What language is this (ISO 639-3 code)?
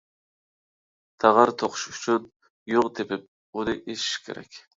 uig